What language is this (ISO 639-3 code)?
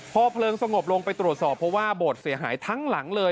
tha